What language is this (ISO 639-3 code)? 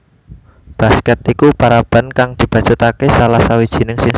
jav